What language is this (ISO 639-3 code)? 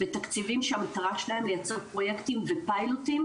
heb